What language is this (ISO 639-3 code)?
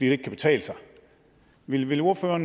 dan